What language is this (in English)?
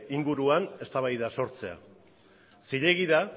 Basque